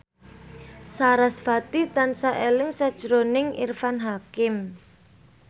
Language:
Javanese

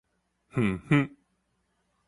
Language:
Min Nan Chinese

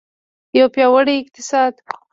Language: Pashto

